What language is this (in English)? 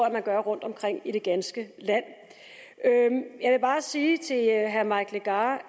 Danish